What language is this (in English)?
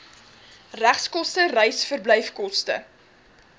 Afrikaans